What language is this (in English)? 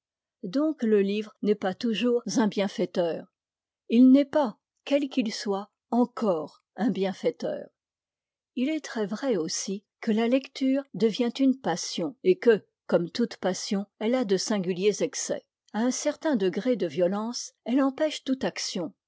French